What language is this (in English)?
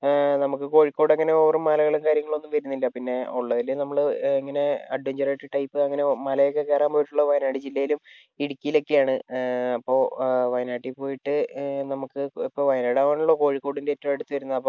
Malayalam